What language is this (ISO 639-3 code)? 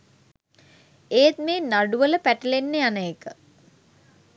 sin